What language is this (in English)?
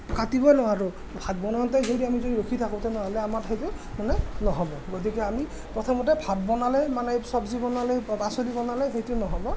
Assamese